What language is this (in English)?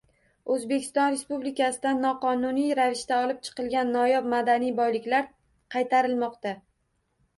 Uzbek